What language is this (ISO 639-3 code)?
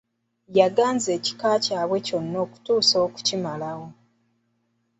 lug